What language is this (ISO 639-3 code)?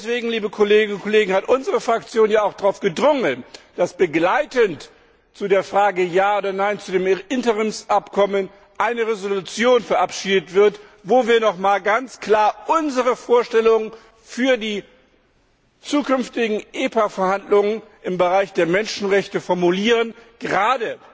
deu